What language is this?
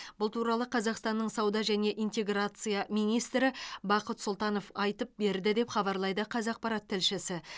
Kazakh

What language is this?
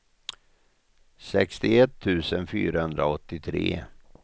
Swedish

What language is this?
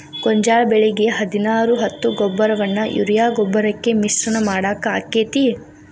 Kannada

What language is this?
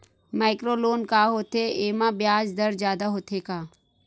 Chhattisgarhi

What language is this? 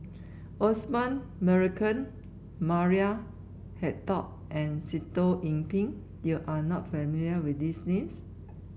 English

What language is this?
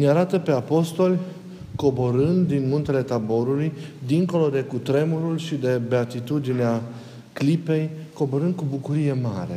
Romanian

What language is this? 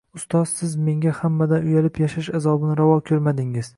Uzbek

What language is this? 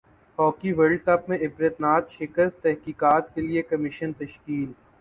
Urdu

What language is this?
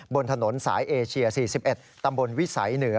Thai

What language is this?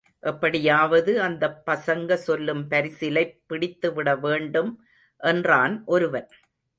Tamil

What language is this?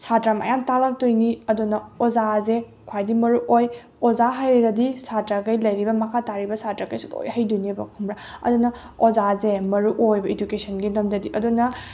Manipuri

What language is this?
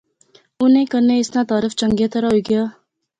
Pahari-Potwari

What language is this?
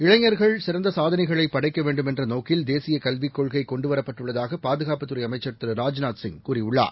Tamil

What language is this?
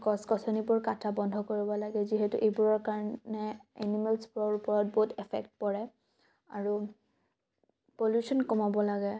Assamese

